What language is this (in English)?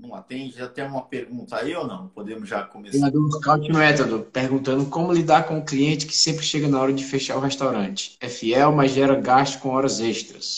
Portuguese